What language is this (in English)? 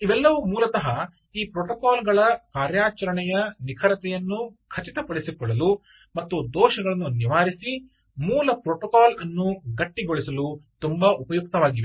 Kannada